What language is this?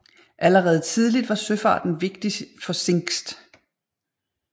Danish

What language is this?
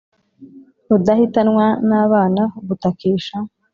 Kinyarwanda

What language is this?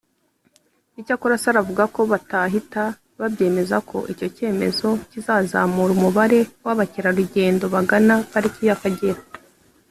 Kinyarwanda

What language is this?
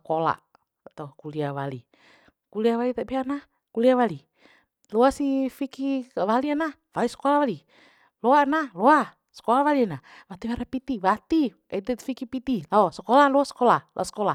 Bima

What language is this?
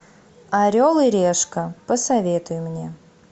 Russian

